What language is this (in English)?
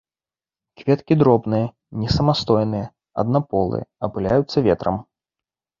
Belarusian